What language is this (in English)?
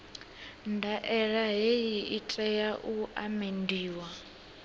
Venda